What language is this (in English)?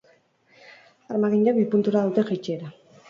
Basque